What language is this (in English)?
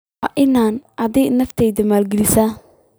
Somali